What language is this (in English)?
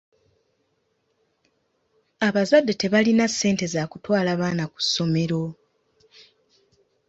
Ganda